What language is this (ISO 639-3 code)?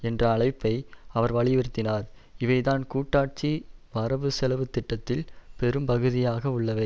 tam